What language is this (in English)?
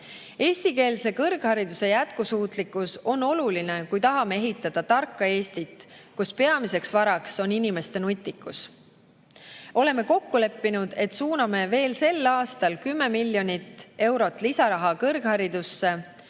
Estonian